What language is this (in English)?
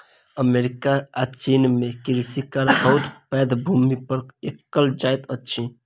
Maithili